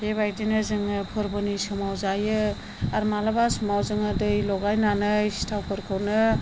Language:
Bodo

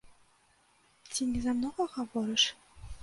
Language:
Belarusian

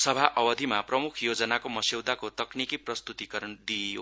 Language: Nepali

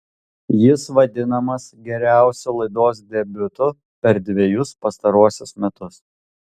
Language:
Lithuanian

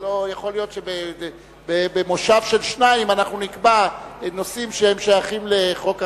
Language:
Hebrew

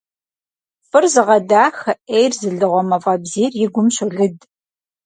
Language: Kabardian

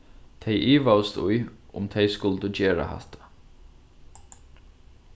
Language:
Faroese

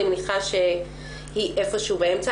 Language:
Hebrew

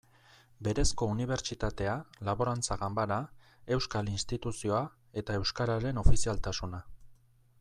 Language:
Basque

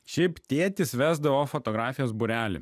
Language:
Lithuanian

